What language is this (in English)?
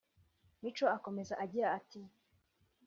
Kinyarwanda